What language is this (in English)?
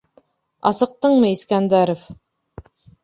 Bashkir